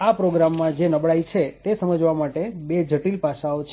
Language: Gujarati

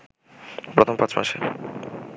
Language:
Bangla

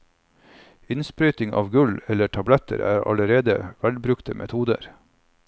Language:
Norwegian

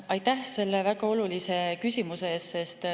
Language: Estonian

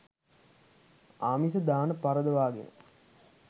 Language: Sinhala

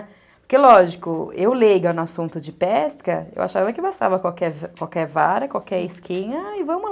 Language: Portuguese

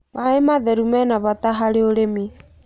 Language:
Kikuyu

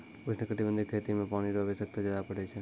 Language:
Maithili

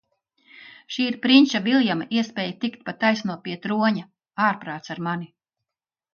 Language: Latvian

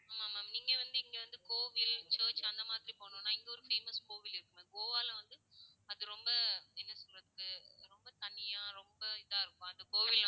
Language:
Tamil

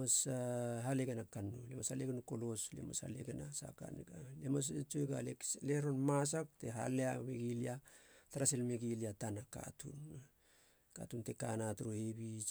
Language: Halia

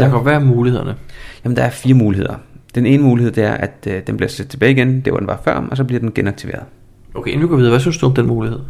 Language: Danish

